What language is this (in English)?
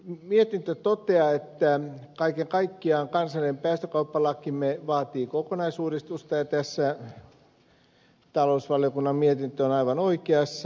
Finnish